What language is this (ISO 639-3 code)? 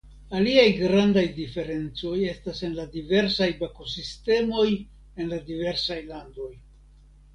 epo